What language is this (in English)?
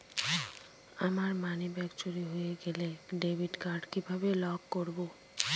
Bangla